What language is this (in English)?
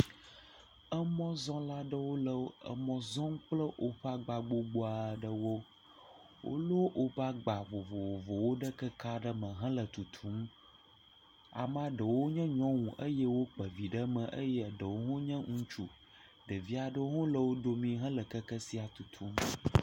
Ewe